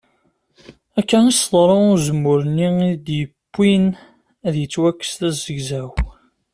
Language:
Kabyle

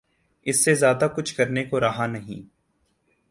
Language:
Urdu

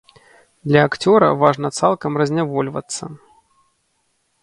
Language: Belarusian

